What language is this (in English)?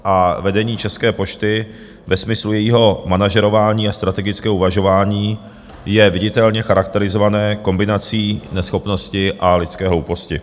Czech